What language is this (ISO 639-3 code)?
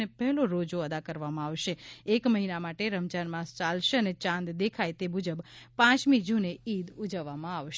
guj